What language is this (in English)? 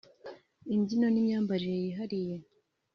Kinyarwanda